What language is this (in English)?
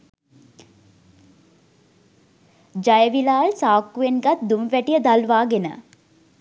Sinhala